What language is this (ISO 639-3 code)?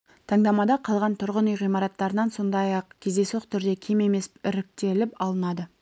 kaz